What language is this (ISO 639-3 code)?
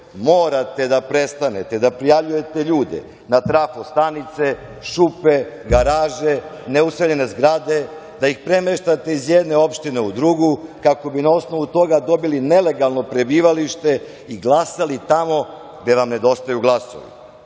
srp